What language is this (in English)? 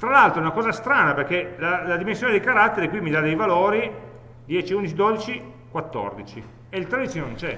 Italian